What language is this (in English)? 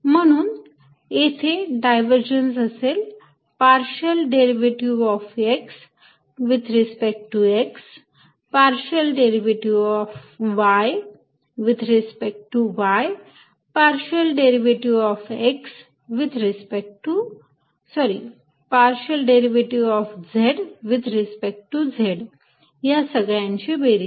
Marathi